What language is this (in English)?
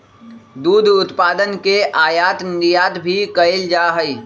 Magahi